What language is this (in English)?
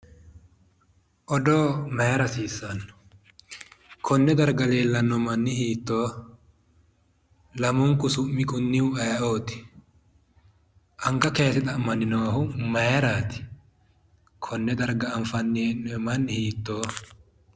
Sidamo